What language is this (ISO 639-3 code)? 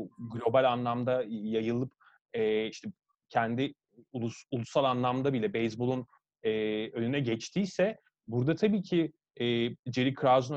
tur